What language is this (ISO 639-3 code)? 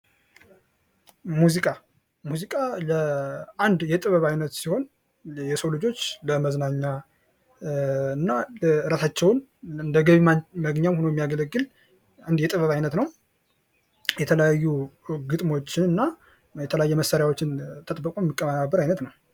amh